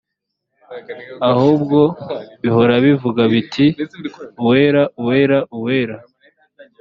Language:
Kinyarwanda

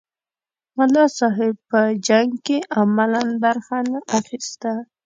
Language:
Pashto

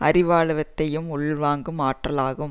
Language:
Tamil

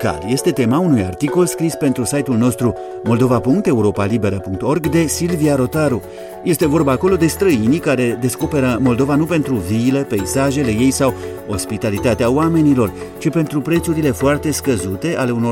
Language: Romanian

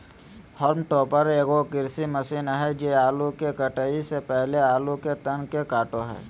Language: Magahi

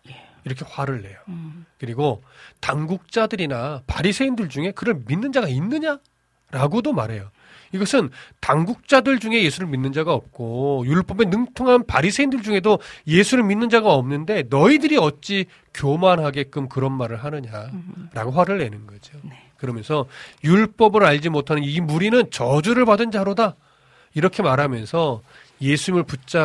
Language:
Korean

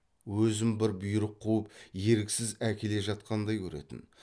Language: Kazakh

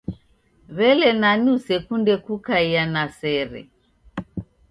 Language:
Taita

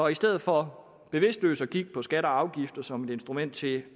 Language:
Danish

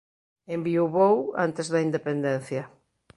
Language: Galician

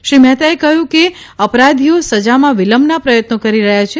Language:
Gujarati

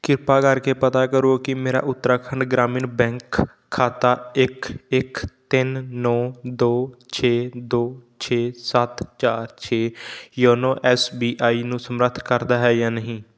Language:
Punjabi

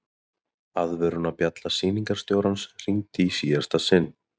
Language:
Icelandic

